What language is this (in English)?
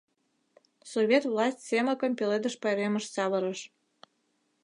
Mari